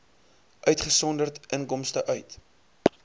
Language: Afrikaans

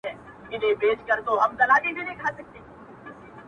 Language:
Pashto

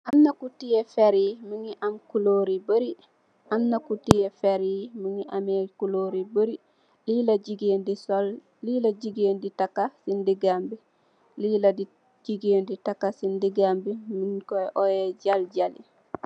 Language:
Wolof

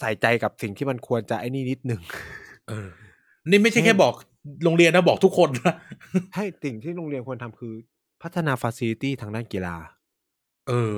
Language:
Thai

